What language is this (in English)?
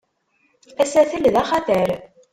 Kabyle